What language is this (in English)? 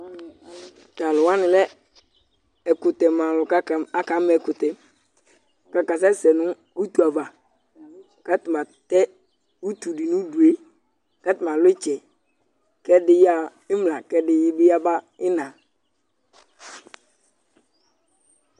Ikposo